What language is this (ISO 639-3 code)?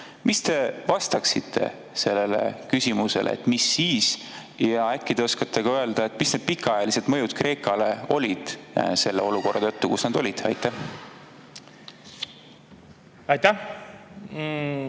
est